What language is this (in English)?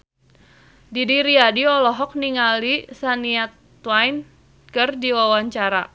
Sundanese